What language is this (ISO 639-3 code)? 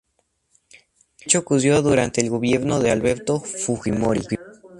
spa